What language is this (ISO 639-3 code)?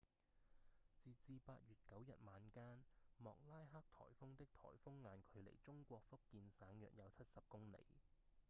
yue